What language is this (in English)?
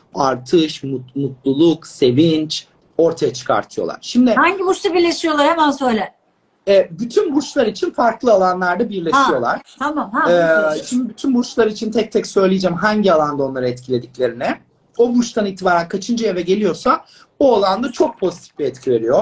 Turkish